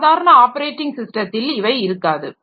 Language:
Tamil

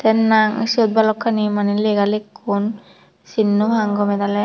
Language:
Chakma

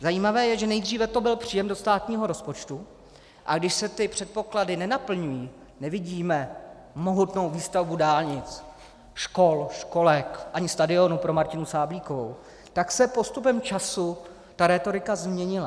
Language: Czech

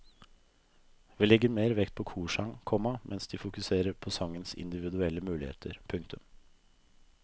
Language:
Norwegian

